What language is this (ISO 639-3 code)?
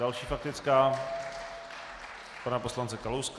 ces